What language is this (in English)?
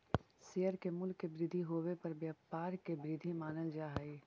Magahi